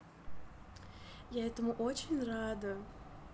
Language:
Russian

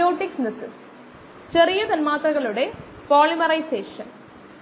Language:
Malayalam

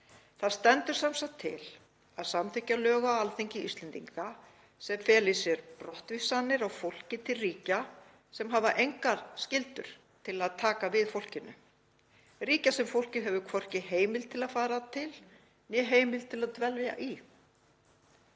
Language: Icelandic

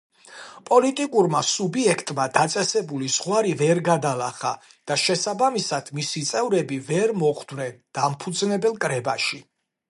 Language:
Georgian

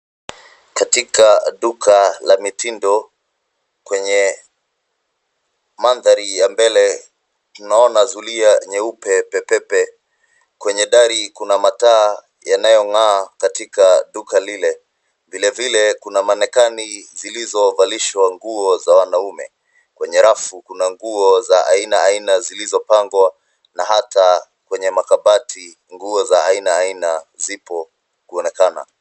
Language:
Swahili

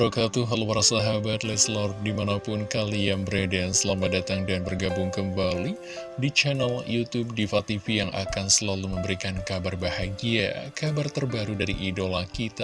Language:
Indonesian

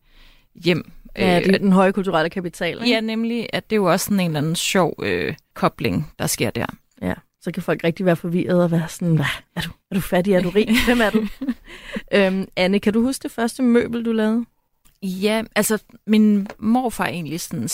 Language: Danish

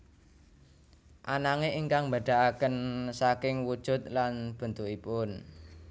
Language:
Javanese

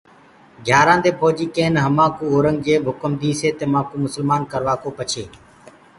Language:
Gurgula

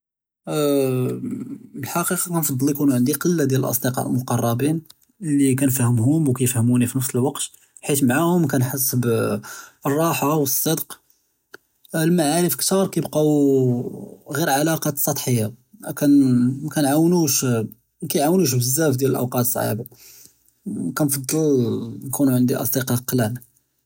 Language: Judeo-Arabic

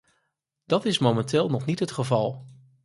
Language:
Dutch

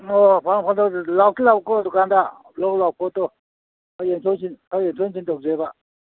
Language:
Manipuri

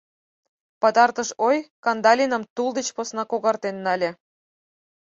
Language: Mari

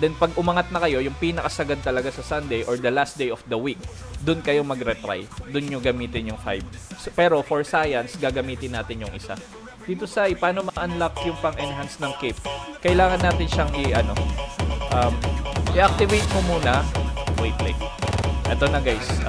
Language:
Filipino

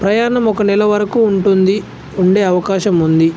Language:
Telugu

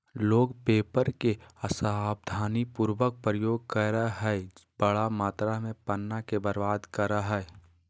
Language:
Magahi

